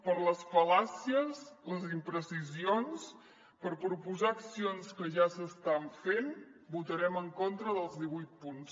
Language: Catalan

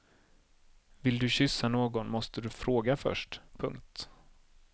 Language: Swedish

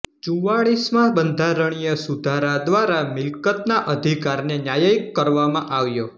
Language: Gujarati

